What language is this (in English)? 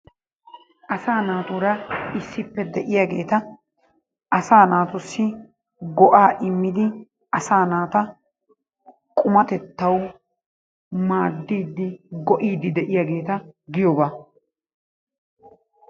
Wolaytta